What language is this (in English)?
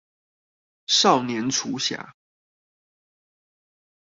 Chinese